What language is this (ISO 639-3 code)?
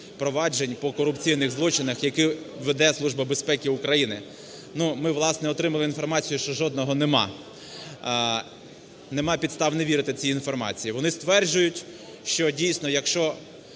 ukr